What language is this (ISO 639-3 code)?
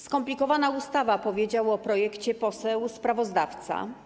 pol